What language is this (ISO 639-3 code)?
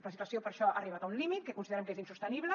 cat